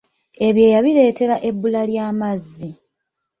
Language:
Ganda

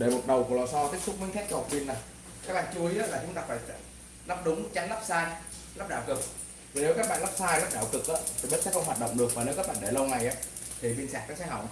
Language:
Vietnamese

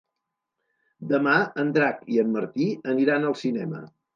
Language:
Catalan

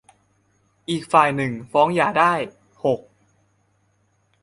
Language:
Thai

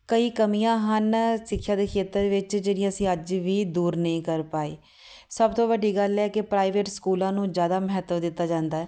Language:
Punjabi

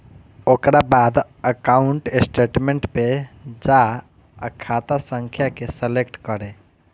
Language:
Bhojpuri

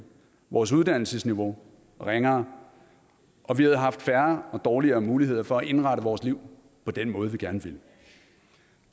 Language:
Danish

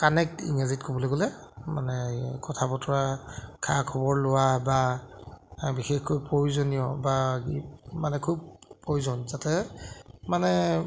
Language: Assamese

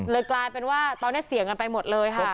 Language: Thai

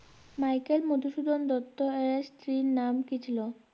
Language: Bangla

